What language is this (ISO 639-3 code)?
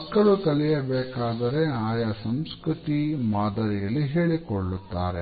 kan